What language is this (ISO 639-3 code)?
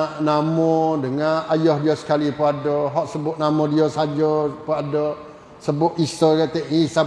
msa